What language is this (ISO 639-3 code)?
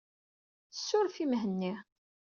kab